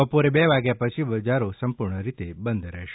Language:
Gujarati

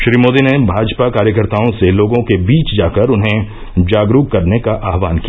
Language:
Hindi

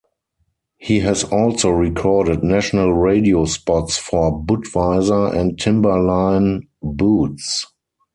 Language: English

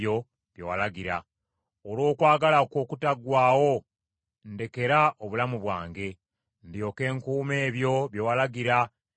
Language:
Ganda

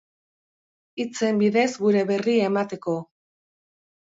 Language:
Basque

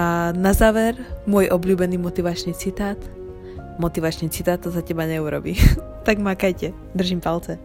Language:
Slovak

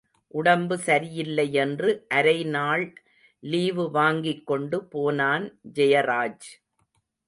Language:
Tamil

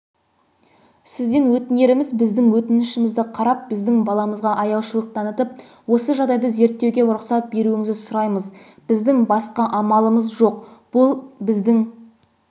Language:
Kazakh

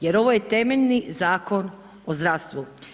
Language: Croatian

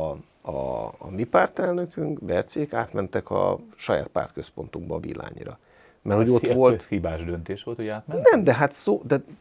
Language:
Hungarian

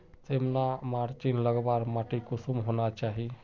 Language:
Magahi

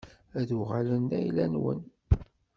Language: Kabyle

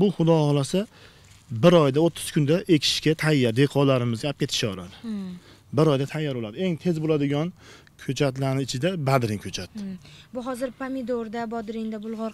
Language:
Turkish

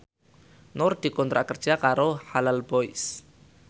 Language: Javanese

